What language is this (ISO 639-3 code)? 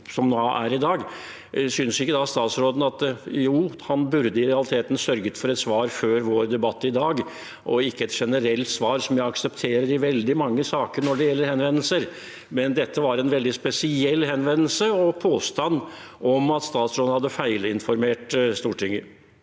nor